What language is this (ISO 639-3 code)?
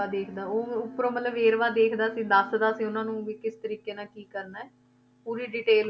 pan